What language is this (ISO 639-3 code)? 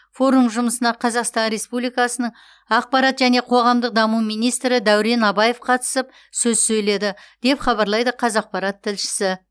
kaz